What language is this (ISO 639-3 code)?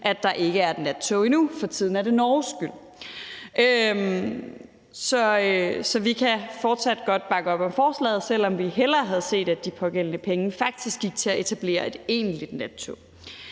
dan